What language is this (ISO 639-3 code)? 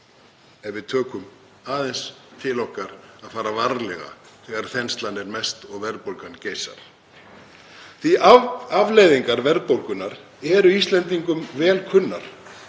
isl